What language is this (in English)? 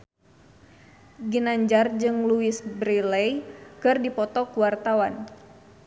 Sundanese